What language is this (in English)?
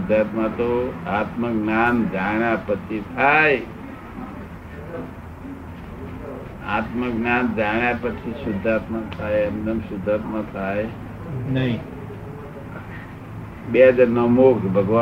Gujarati